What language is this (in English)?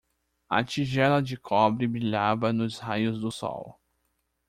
Portuguese